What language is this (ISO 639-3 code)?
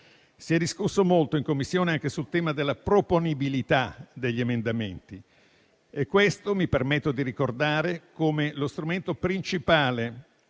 ita